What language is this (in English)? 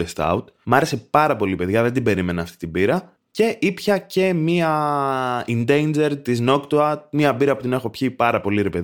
Greek